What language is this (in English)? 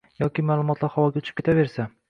Uzbek